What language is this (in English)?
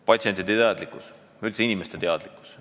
Estonian